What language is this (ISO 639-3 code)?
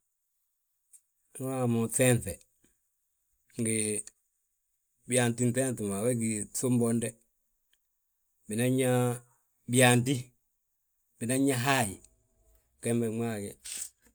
bjt